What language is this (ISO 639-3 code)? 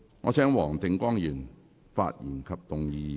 yue